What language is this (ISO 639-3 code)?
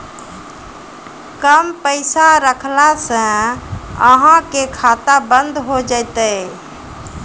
mai